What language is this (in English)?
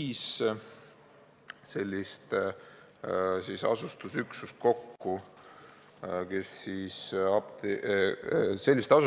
Estonian